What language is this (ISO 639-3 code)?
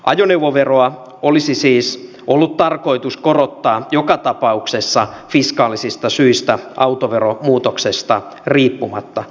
fin